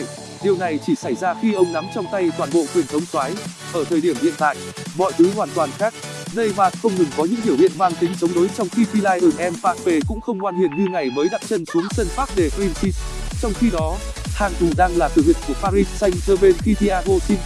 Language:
Vietnamese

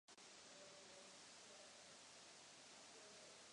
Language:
Czech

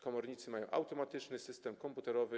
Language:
Polish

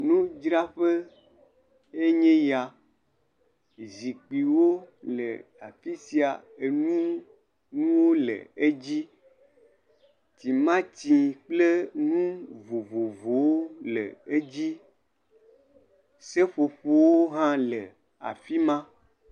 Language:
Ewe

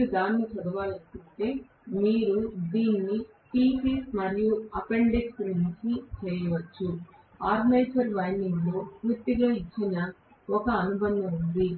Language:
Telugu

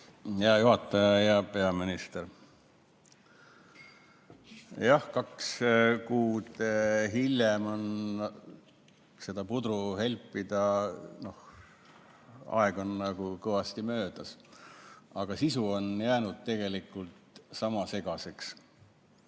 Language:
Estonian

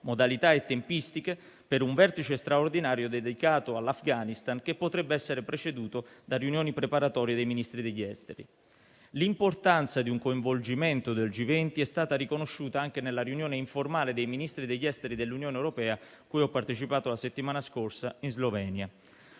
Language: Italian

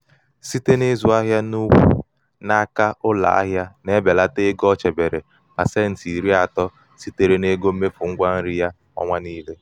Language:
Igbo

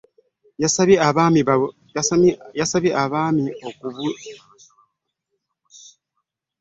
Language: Ganda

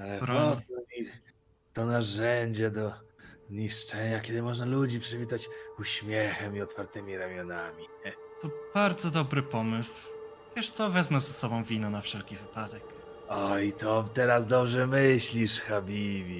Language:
Polish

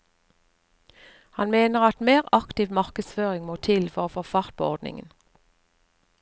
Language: Norwegian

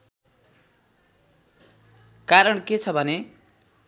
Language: Nepali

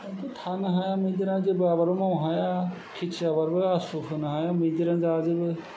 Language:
Bodo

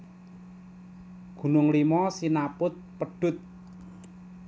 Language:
Javanese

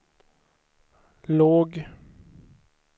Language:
Swedish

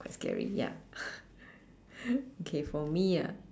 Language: English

